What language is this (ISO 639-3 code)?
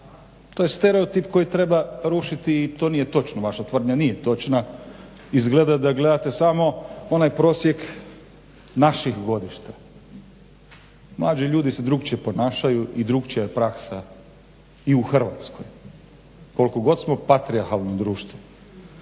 hrv